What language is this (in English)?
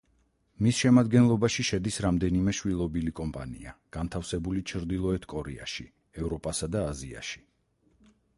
Georgian